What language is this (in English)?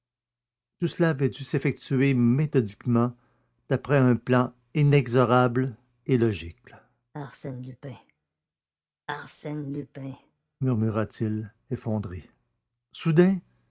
French